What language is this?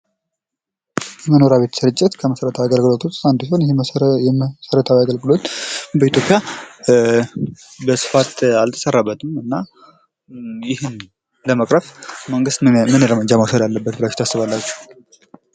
Amharic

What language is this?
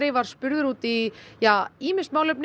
Icelandic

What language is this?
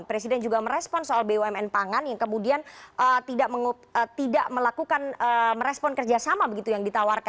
Indonesian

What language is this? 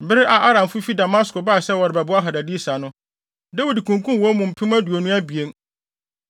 Akan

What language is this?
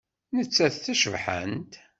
Kabyle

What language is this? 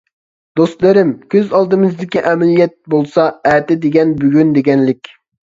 Uyghur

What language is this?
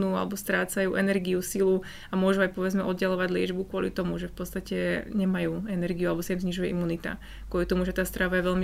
Slovak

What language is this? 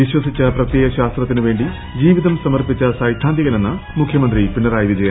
Malayalam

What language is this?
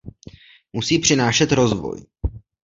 Czech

